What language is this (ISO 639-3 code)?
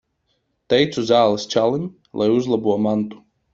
lav